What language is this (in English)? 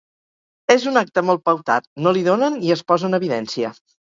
Catalan